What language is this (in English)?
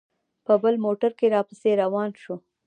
Pashto